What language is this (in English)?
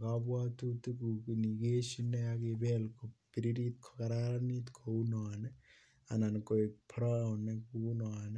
Kalenjin